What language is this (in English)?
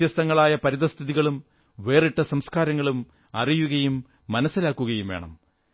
Malayalam